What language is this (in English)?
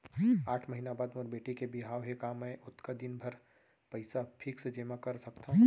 Chhattisgarhi